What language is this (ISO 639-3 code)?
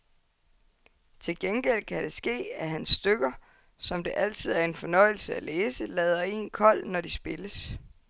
dan